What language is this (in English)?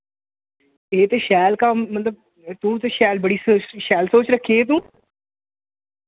Dogri